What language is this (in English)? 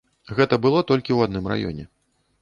Belarusian